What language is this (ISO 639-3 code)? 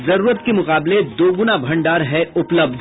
hin